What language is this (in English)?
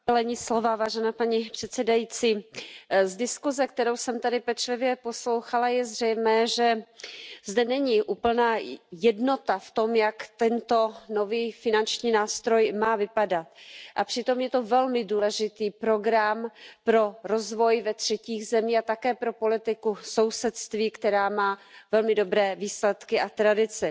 Czech